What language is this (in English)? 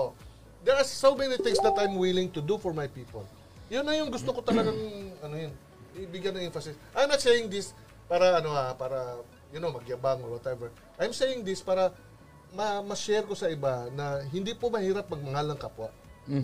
Filipino